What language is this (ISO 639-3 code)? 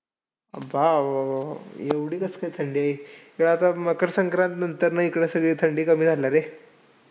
mar